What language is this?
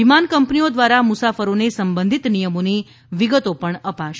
Gujarati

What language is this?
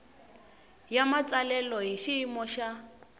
Tsonga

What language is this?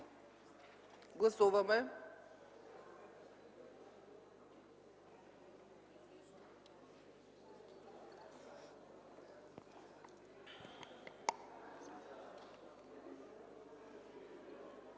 Bulgarian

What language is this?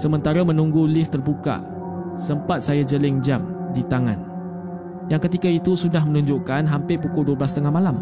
Malay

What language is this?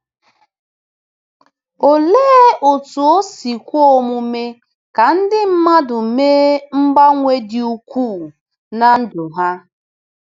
Igbo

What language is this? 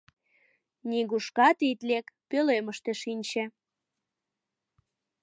Mari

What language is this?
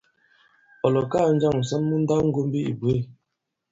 Bankon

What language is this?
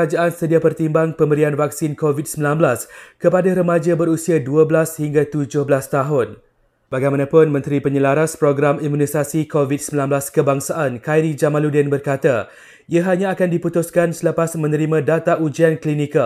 Malay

